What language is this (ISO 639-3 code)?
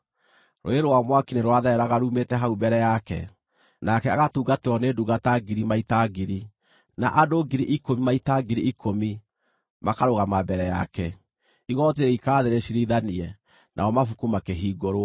kik